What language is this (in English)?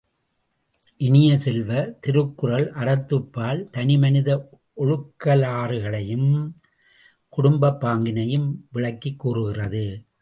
Tamil